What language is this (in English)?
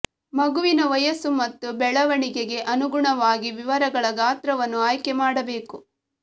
Kannada